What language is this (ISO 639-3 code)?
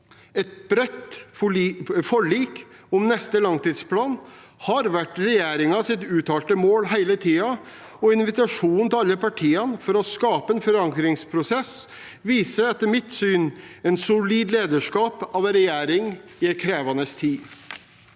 nor